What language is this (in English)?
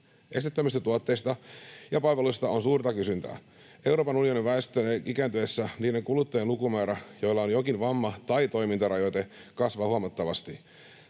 Finnish